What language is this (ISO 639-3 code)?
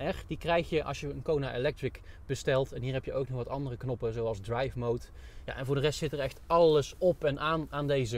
nld